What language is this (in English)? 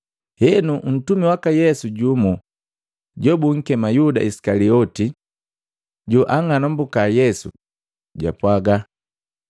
Matengo